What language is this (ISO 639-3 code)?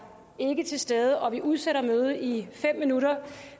dan